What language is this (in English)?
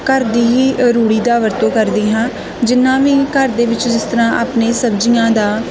Punjabi